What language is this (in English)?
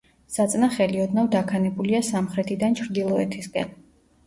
Georgian